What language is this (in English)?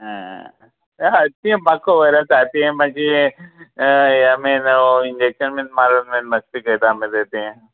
Konkani